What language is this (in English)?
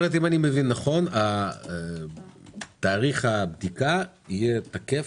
Hebrew